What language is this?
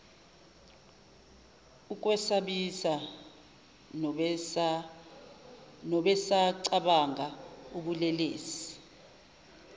Zulu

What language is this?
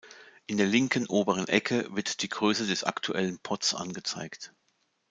German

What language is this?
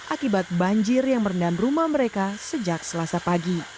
Indonesian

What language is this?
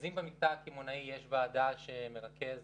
Hebrew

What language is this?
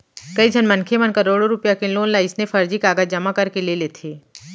Chhattisgarhi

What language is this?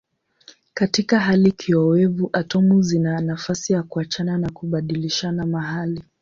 Swahili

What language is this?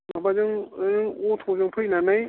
Bodo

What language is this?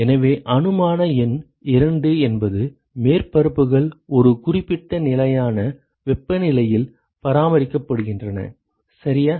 Tamil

